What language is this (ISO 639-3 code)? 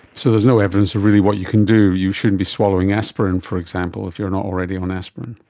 eng